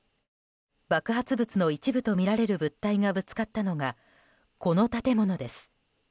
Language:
Japanese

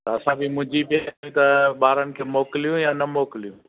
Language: Sindhi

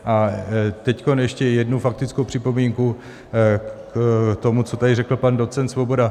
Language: Czech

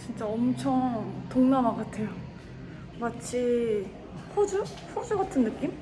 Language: Korean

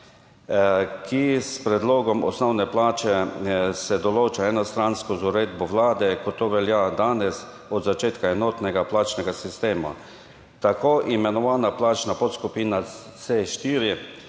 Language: Slovenian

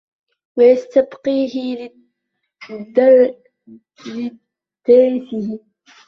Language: Arabic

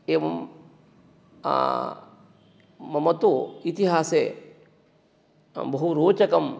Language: Sanskrit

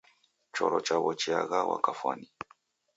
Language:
Taita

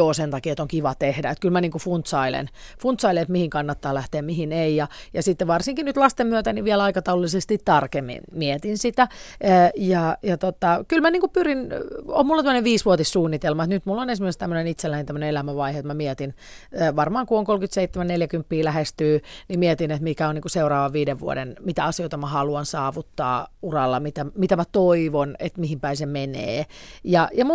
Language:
Finnish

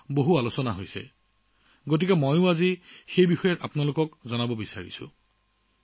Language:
Assamese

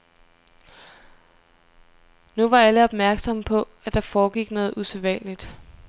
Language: Danish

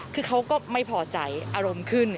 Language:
Thai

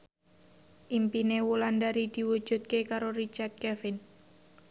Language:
Javanese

